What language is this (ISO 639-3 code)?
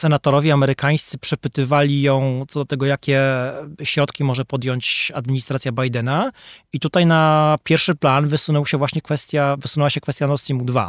pol